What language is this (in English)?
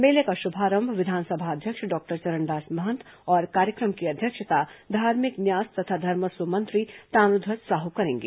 Hindi